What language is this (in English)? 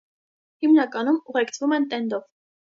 Armenian